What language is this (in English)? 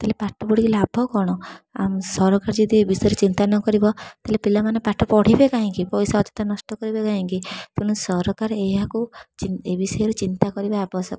Odia